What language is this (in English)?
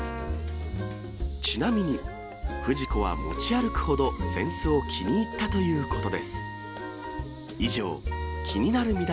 Japanese